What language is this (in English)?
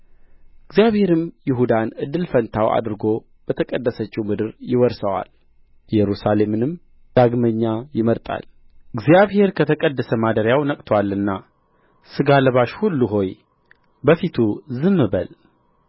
Amharic